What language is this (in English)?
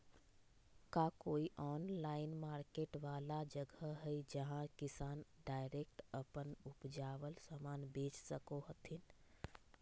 Magahi